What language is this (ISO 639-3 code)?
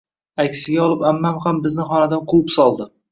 uzb